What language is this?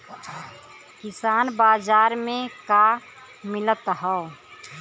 Bhojpuri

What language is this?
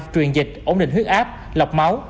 Vietnamese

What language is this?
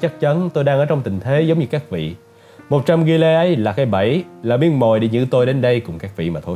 Vietnamese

